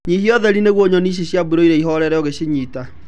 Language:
Kikuyu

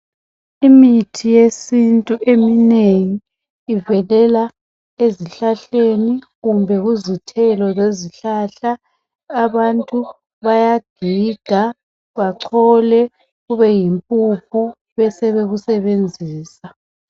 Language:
North Ndebele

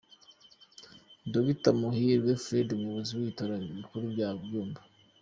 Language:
Kinyarwanda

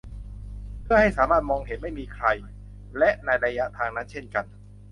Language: Thai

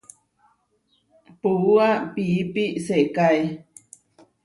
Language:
Huarijio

